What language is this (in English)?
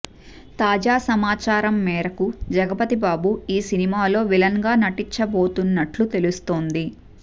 Telugu